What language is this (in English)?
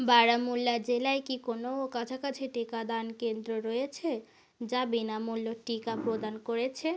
Bangla